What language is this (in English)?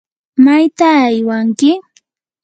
Yanahuanca Pasco Quechua